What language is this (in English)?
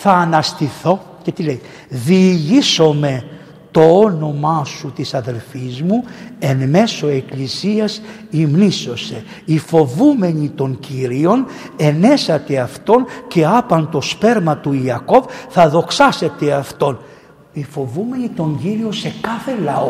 Greek